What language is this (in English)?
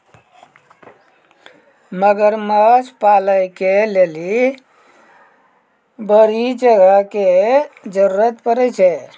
Maithili